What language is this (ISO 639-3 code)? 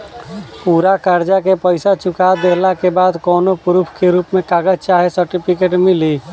bho